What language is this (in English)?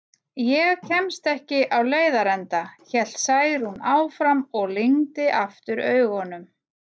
Icelandic